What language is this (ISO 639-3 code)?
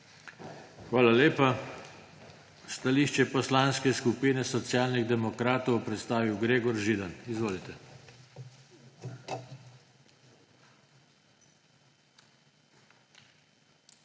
slv